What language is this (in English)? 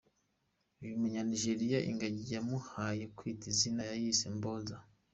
Kinyarwanda